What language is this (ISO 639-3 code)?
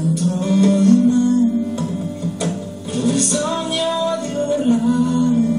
ron